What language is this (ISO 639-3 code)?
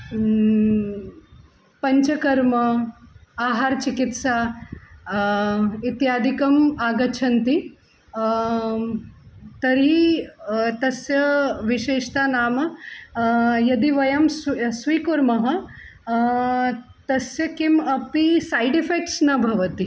san